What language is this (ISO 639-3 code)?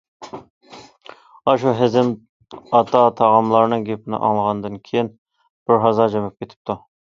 uig